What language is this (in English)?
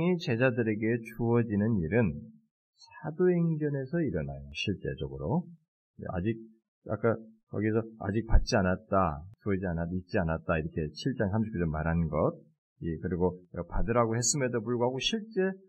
Korean